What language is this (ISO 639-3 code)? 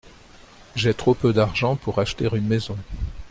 fra